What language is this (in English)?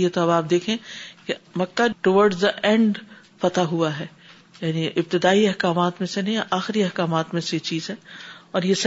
Urdu